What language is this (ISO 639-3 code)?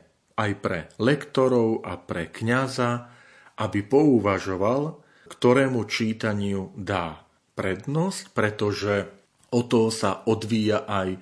slk